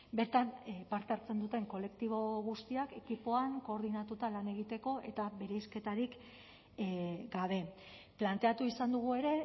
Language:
Basque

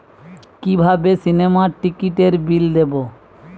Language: Bangla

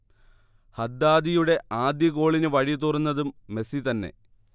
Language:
Malayalam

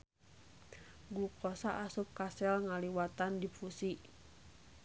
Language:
Sundanese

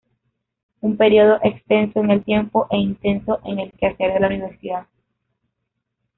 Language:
Spanish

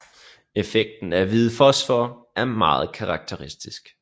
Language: Danish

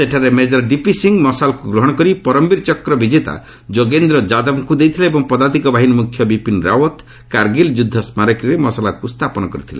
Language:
Odia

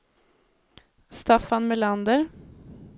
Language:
Swedish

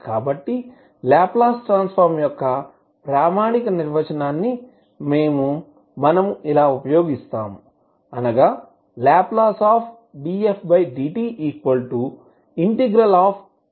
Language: Telugu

